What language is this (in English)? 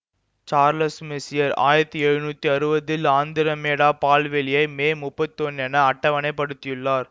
Tamil